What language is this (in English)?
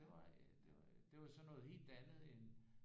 Danish